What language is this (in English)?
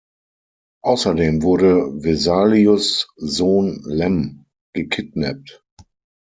German